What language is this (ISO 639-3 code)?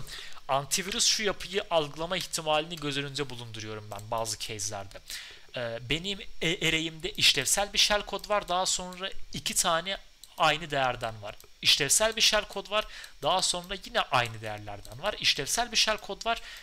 tur